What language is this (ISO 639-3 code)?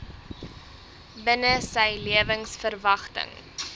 afr